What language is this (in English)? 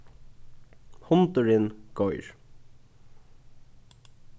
Faroese